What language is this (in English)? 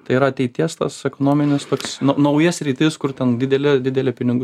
Lithuanian